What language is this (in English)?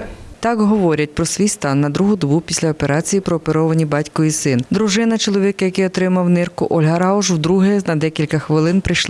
Ukrainian